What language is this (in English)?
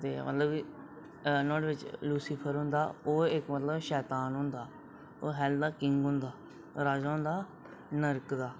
Dogri